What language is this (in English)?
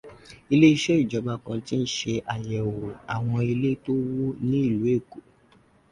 Yoruba